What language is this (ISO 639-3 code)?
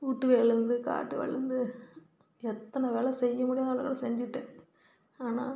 tam